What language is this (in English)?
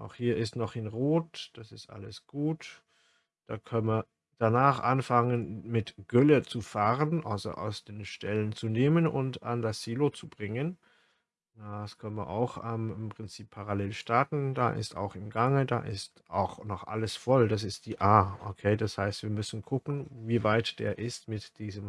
German